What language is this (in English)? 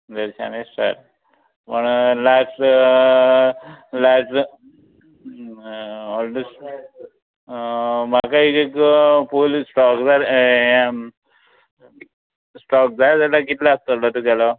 Konkani